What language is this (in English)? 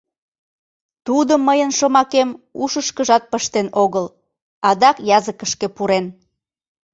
Mari